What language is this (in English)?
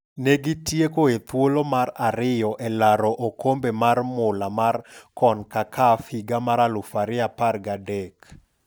Luo (Kenya and Tanzania)